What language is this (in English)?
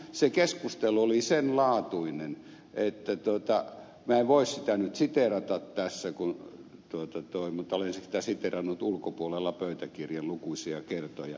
Finnish